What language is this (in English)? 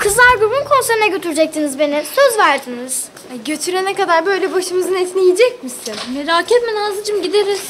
Turkish